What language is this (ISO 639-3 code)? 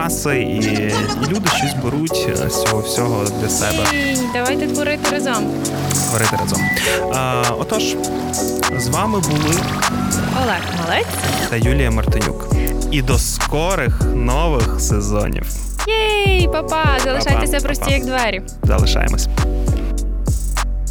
ukr